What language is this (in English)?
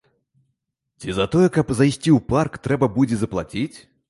Belarusian